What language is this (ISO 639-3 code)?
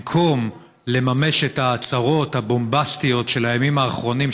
heb